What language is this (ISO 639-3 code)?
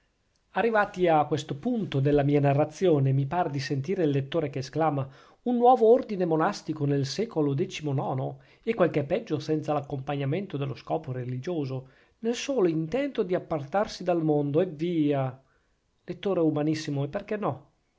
ita